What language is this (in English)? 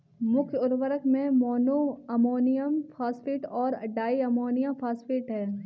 Hindi